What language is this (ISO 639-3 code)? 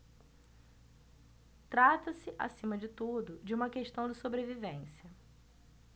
por